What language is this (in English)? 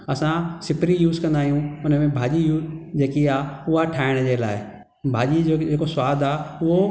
Sindhi